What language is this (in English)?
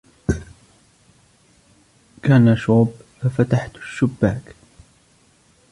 Arabic